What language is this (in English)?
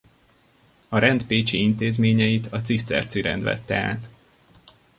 Hungarian